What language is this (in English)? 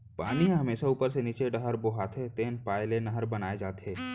Chhattisgarhi